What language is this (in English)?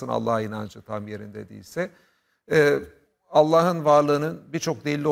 Turkish